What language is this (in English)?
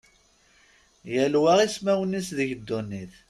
Kabyle